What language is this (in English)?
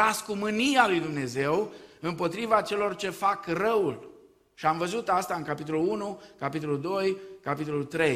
Romanian